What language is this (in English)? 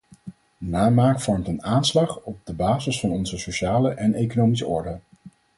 Dutch